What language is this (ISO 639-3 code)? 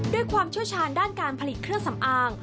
tha